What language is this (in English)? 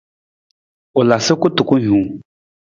Nawdm